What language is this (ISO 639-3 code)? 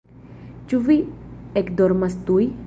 epo